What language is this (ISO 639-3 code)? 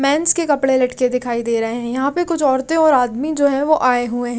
hin